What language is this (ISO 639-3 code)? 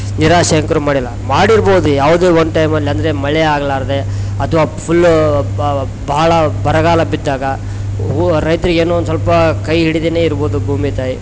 kan